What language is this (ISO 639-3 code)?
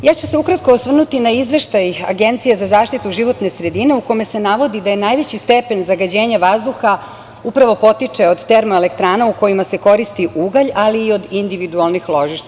srp